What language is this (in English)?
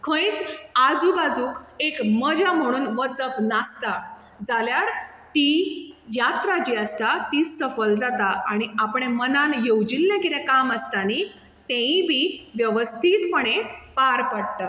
Konkani